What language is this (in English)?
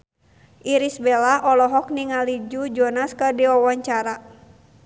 Sundanese